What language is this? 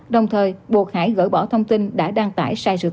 Vietnamese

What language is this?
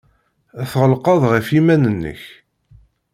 Kabyle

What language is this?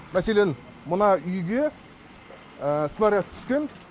Kazakh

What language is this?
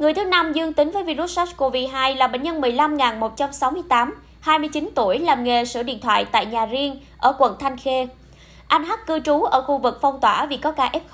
Vietnamese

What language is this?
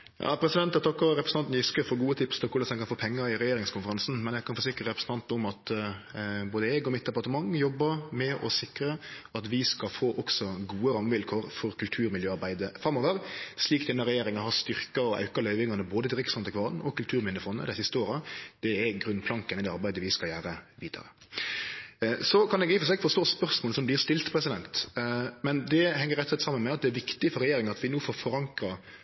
Norwegian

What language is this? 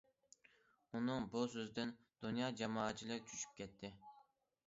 Uyghur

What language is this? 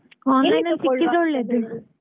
Kannada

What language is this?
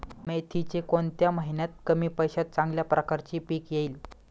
Marathi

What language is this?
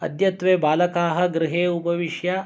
Sanskrit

